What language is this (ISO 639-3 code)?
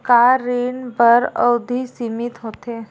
hne